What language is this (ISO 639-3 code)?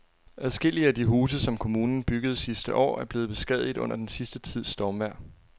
dan